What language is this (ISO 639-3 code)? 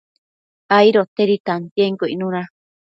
mcf